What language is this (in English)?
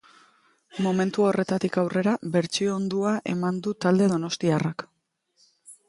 Basque